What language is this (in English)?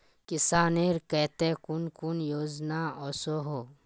Magahi